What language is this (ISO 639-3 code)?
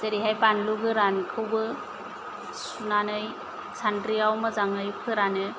brx